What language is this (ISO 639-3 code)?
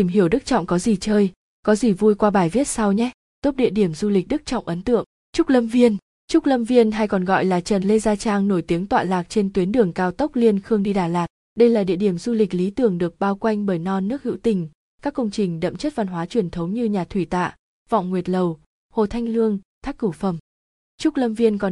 vie